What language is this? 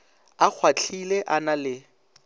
Northern Sotho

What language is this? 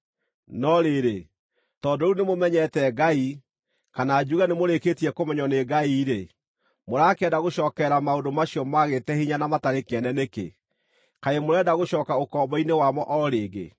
Kikuyu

